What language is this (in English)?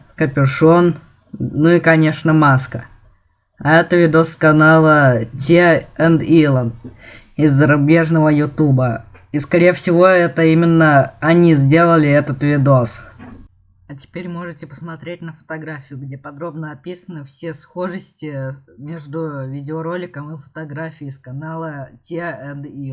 Russian